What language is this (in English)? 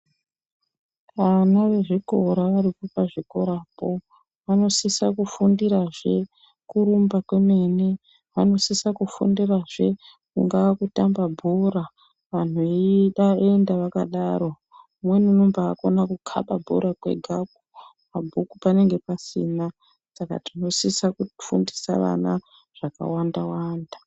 Ndau